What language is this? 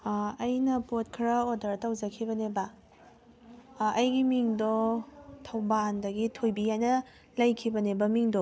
Manipuri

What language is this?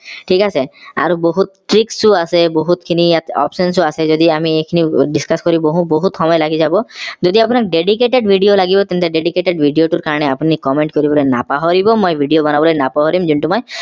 Assamese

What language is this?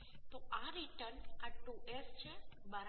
Gujarati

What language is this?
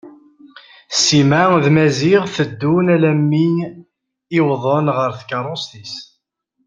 Kabyle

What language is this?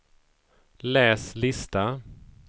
Swedish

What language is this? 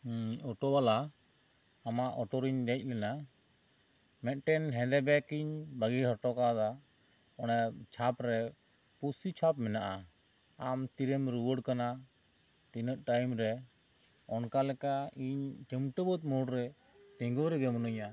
Santali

